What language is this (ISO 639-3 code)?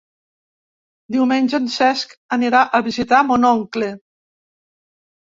cat